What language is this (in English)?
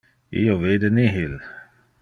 Interlingua